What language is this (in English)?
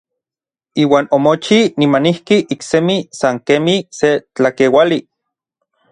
Orizaba Nahuatl